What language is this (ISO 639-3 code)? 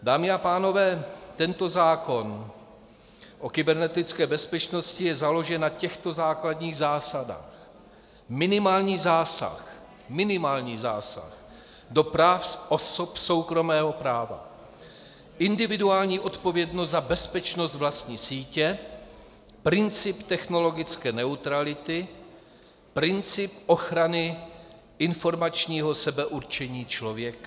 ces